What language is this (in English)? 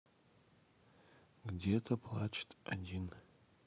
Russian